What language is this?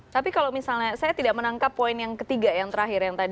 Indonesian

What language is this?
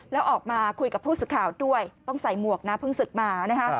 Thai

